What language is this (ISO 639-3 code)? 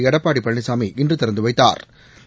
tam